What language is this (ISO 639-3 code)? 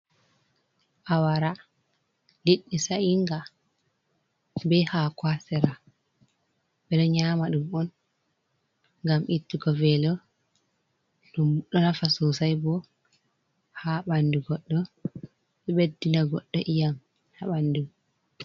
ful